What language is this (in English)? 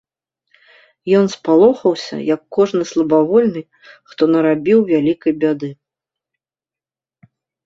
Belarusian